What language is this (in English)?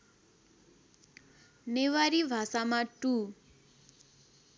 Nepali